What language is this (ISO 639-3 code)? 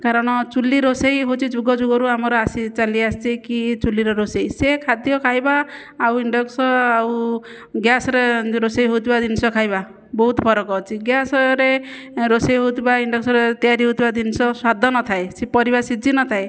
ori